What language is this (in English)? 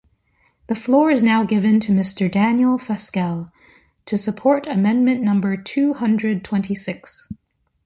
English